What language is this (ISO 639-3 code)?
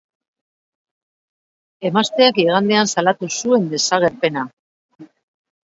eus